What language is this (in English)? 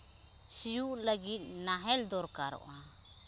Santali